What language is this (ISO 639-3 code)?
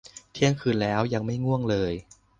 tha